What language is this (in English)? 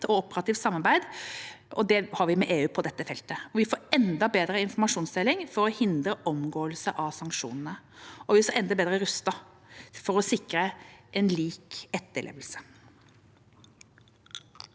Norwegian